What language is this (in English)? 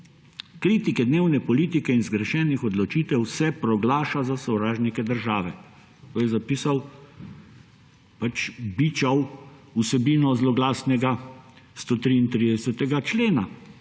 Slovenian